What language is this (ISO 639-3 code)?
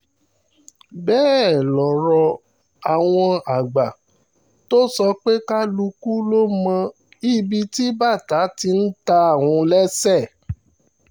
yor